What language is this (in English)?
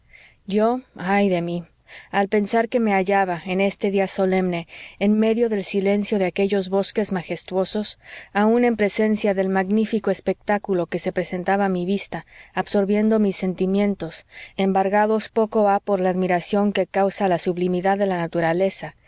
Spanish